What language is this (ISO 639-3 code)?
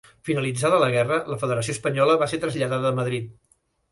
cat